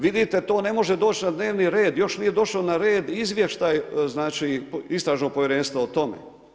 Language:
Croatian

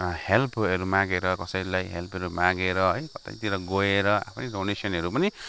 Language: Nepali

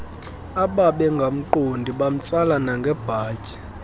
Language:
Xhosa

